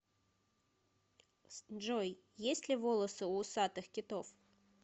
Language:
Russian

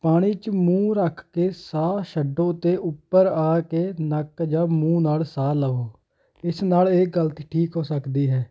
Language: Punjabi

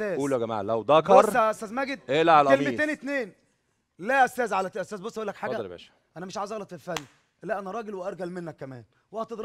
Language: Arabic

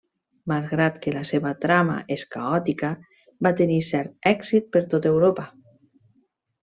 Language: Catalan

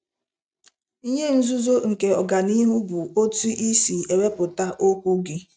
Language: Igbo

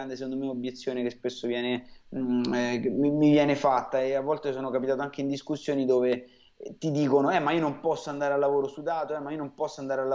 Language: Italian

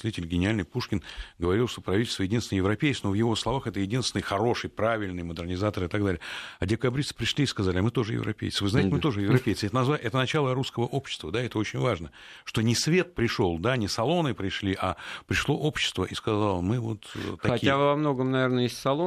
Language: Russian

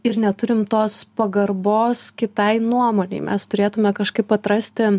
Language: Lithuanian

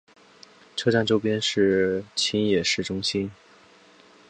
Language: Chinese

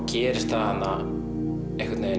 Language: Icelandic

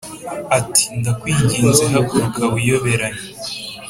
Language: Kinyarwanda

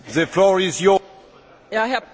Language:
German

